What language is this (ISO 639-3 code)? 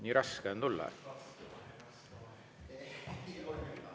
est